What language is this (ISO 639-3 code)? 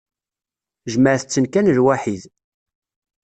kab